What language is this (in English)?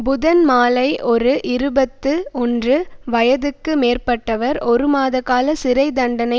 Tamil